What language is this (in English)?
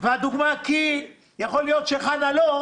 Hebrew